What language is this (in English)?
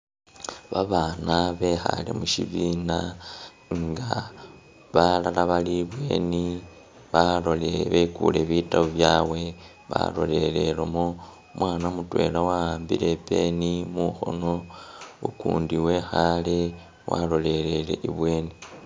Masaaba